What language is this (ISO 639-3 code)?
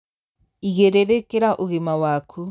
kik